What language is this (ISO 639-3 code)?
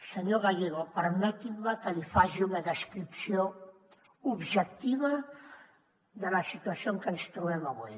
cat